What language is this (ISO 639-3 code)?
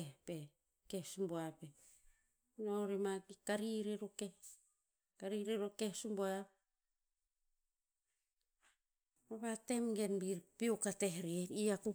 tpz